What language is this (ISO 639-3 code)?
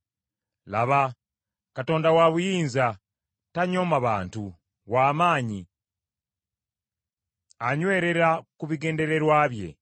lug